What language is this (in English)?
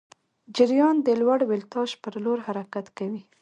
Pashto